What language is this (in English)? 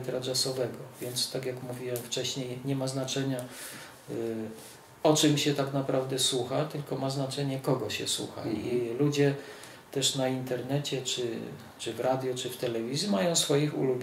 Polish